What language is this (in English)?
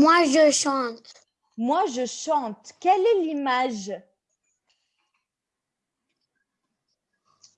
French